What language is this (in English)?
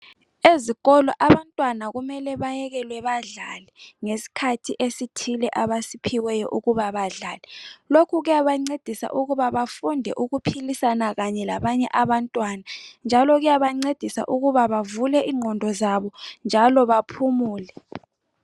North Ndebele